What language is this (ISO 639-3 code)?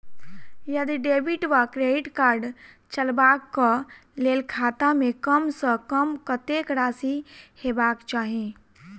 mai